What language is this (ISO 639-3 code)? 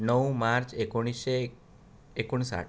kok